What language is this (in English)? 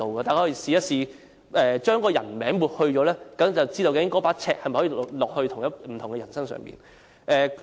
Cantonese